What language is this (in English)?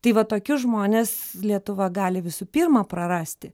Lithuanian